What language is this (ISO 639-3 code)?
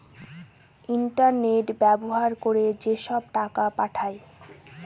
ben